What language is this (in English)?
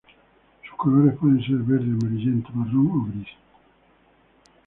Spanish